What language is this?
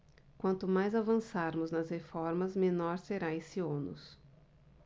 Portuguese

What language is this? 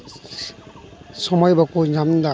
Santali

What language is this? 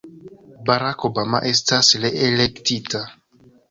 Esperanto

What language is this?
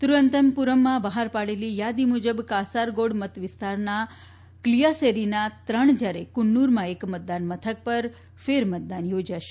Gujarati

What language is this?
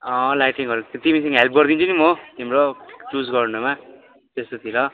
Nepali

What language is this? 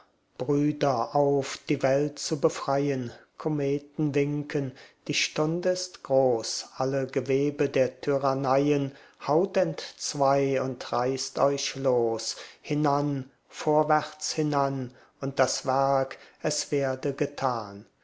German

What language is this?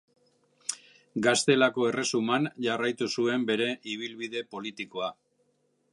Basque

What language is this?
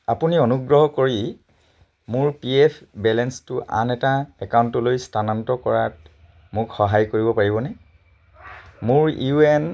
Assamese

